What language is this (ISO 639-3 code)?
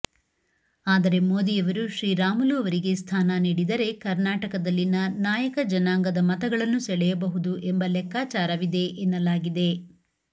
kan